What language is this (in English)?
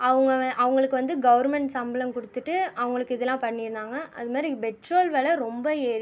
Tamil